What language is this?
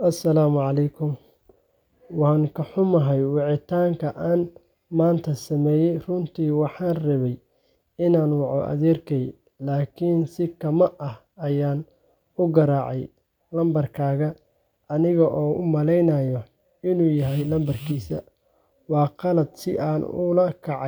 Somali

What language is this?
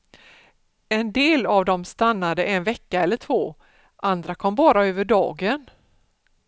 Swedish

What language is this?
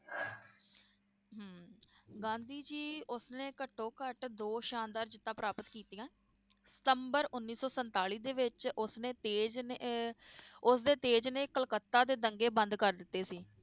Punjabi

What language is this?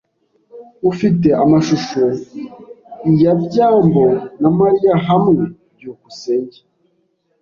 Kinyarwanda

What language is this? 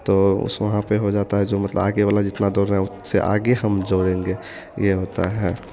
Hindi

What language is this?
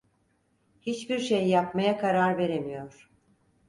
Turkish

